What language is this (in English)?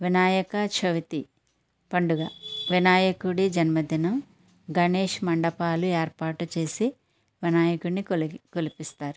Telugu